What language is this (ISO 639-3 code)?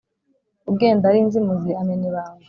kin